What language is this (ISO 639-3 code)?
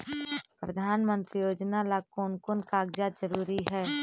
mag